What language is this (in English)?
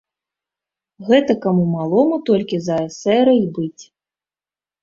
Belarusian